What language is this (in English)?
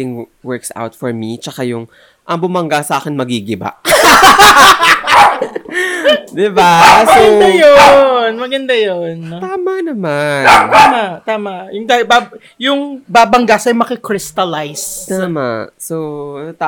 Filipino